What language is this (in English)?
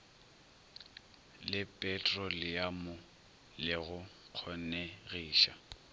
Northern Sotho